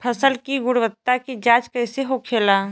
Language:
Bhojpuri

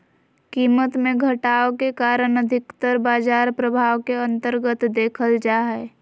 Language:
Magahi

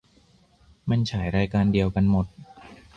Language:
Thai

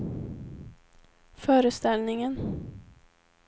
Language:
Swedish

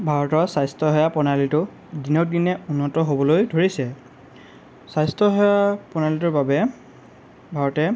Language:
Assamese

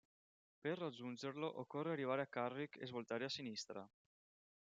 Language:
Italian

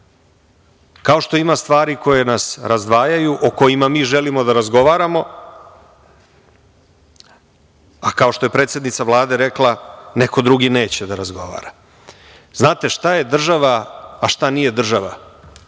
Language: Serbian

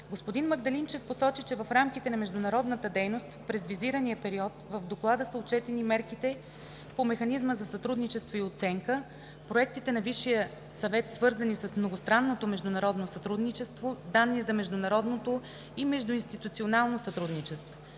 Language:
Bulgarian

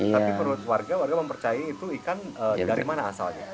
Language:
Indonesian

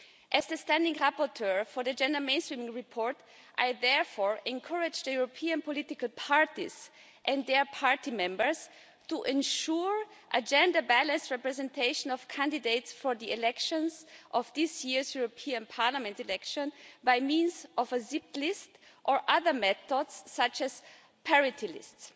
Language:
English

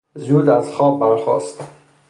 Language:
Persian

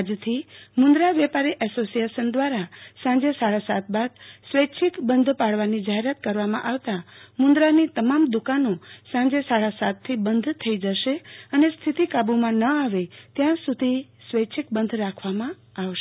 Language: Gujarati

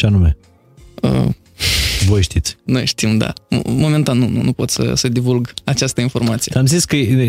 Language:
Romanian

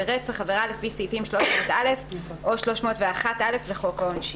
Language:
Hebrew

